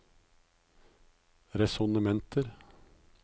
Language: Norwegian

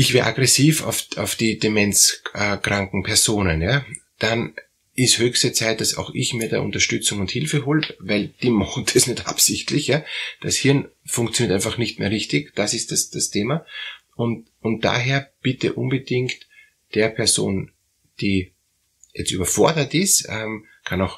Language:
German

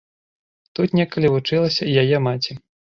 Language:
Belarusian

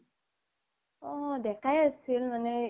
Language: Assamese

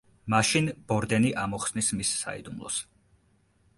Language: Georgian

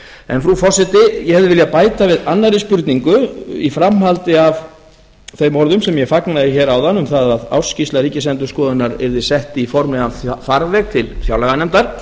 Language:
Icelandic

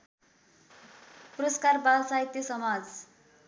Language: Nepali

